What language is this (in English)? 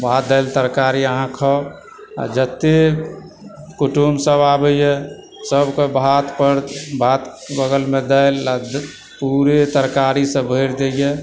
Maithili